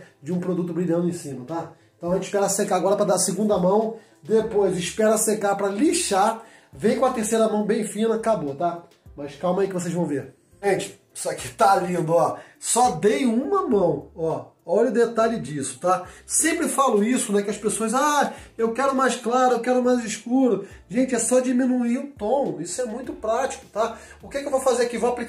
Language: Portuguese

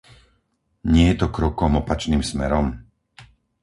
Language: Slovak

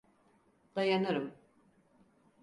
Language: Turkish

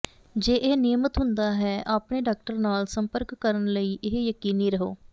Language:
Punjabi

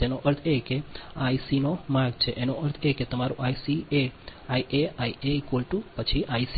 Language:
Gujarati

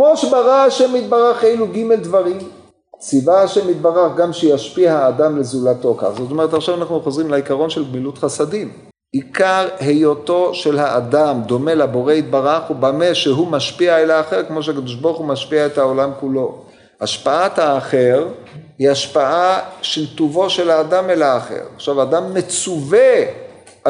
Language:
Hebrew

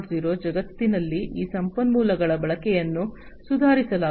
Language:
Kannada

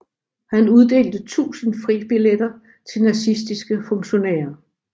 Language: Danish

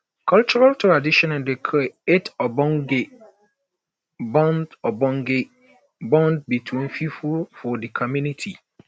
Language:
Nigerian Pidgin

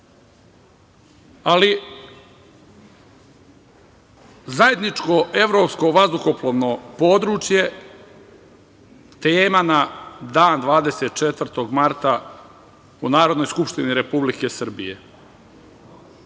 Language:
Serbian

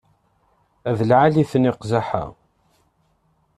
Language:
Kabyle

